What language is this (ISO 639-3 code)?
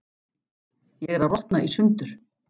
isl